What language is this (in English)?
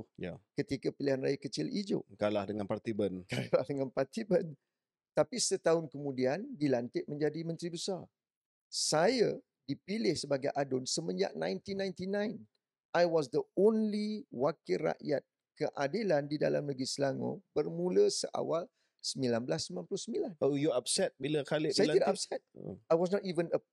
Malay